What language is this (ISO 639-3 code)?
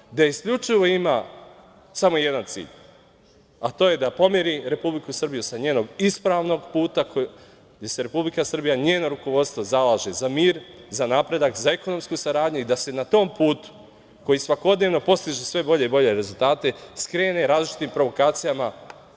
srp